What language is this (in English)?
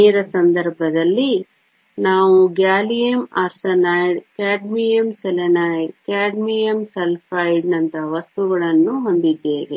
Kannada